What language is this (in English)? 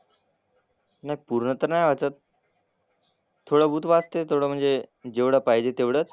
Marathi